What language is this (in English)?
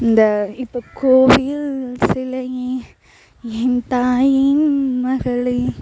Tamil